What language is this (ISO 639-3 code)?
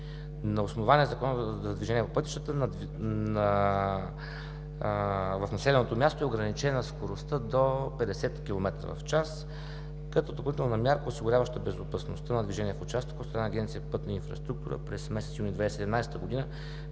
bul